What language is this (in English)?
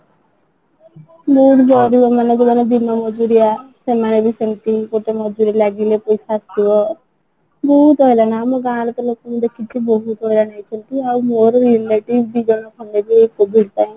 Odia